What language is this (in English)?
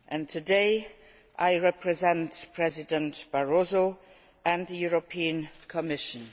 English